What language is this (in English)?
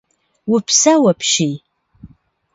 Kabardian